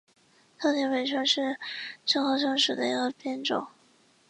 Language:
Chinese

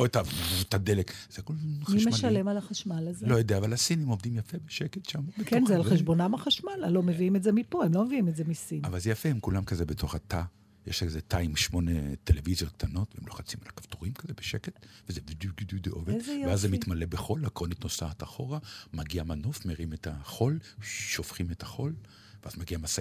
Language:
Hebrew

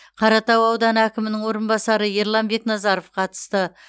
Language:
Kazakh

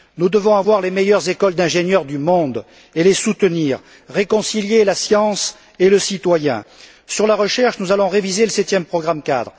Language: French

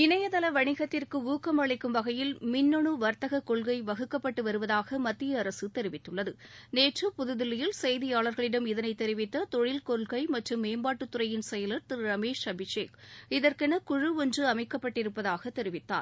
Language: Tamil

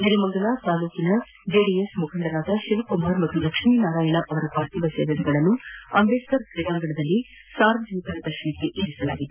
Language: Kannada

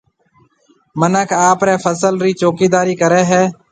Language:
Marwari (Pakistan)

